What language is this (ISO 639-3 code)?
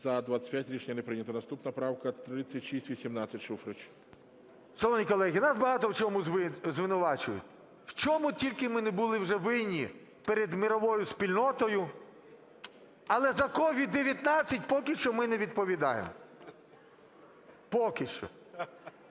ukr